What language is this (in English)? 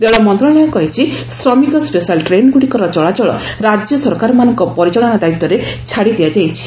Odia